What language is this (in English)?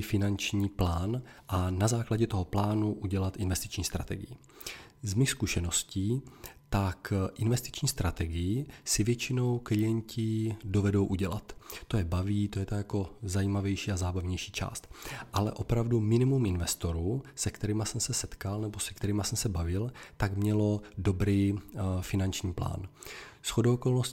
Czech